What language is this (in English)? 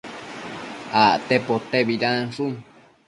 Matsés